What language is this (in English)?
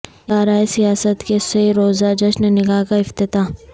Urdu